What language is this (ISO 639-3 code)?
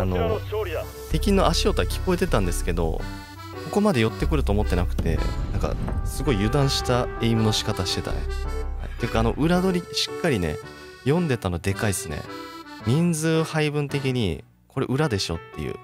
jpn